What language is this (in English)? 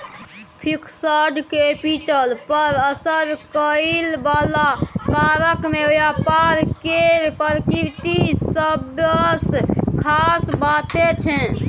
Maithili